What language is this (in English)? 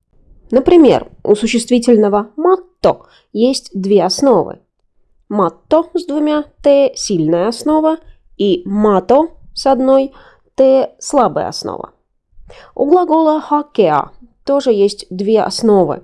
Russian